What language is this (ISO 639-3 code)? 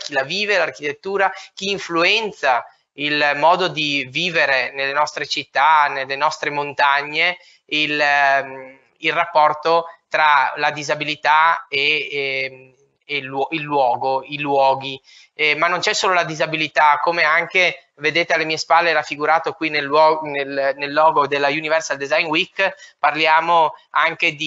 ita